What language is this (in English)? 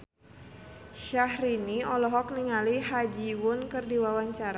Sundanese